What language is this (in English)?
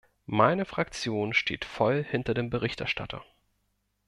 German